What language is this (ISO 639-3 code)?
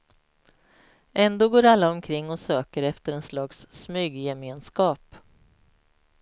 swe